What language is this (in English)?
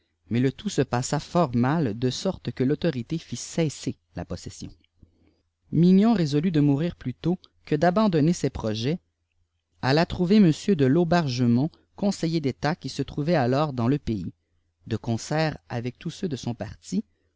French